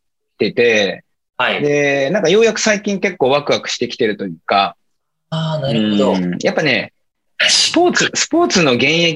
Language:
Japanese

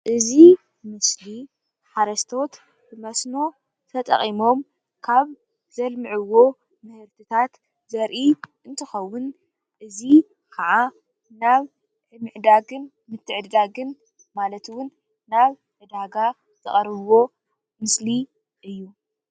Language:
Tigrinya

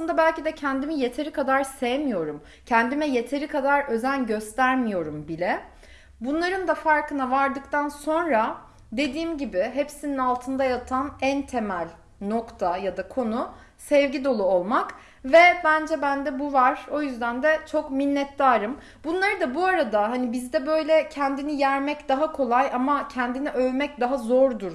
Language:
Turkish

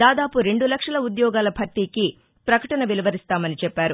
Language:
Telugu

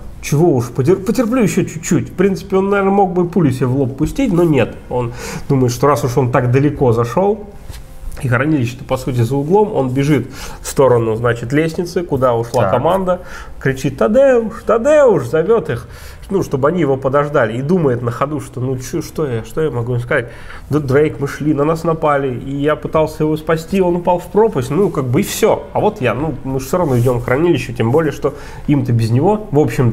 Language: Russian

